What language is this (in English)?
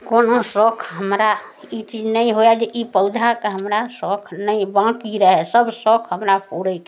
Maithili